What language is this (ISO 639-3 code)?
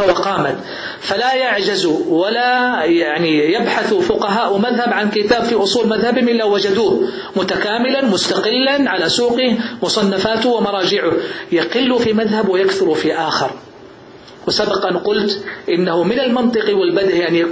ara